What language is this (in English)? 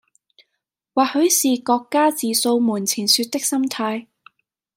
Cantonese